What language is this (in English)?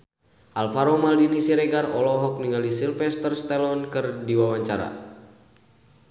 Sundanese